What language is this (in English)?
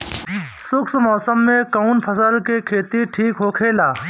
Bhojpuri